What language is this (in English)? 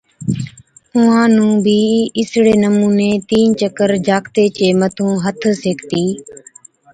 Od